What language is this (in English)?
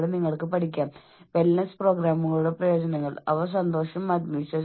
Malayalam